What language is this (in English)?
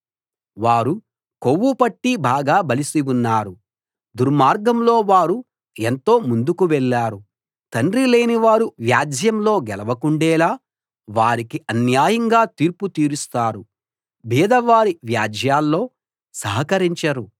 Telugu